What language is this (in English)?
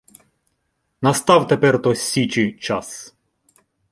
Ukrainian